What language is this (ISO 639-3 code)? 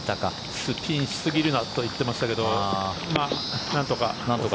jpn